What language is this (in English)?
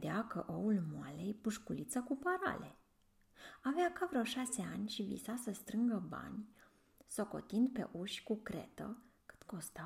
Romanian